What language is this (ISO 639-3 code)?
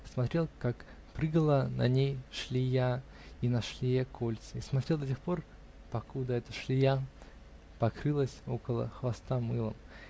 rus